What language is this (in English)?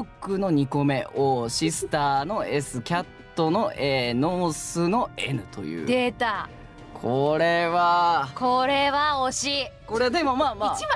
Japanese